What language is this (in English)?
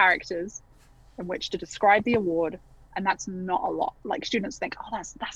English